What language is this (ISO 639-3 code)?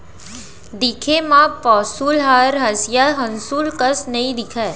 hne